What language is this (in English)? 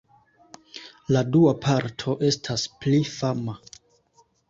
Esperanto